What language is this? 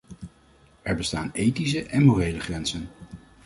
Dutch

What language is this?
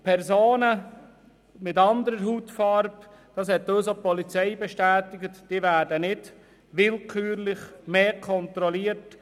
Swiss German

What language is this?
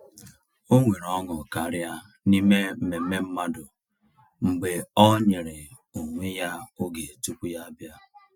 Igbo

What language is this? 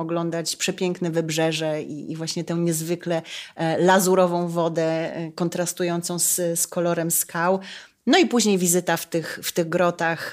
Polish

